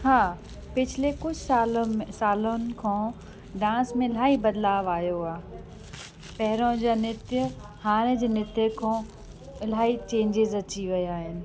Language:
Sindhi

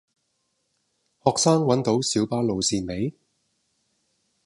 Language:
Cantonese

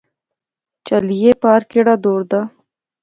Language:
Pahari-Potwari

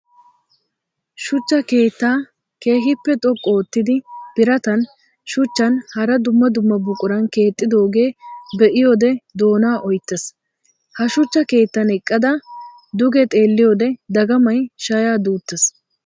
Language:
Wolaytta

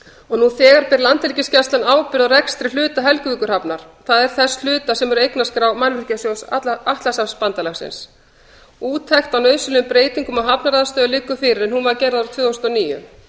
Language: Icelandic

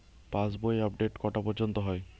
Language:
Bangla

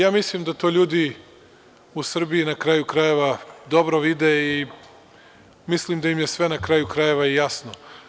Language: Serbian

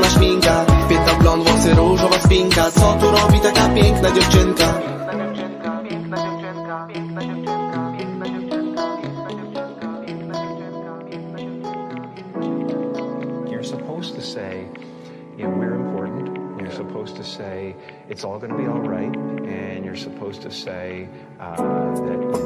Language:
Polish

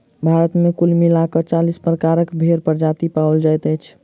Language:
Maithili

